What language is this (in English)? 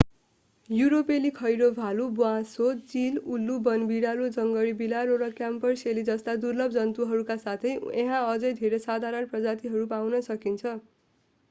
Nepali